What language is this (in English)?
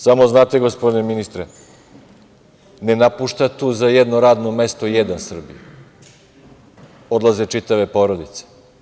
Serbian